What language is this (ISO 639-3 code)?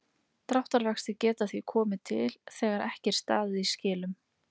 isl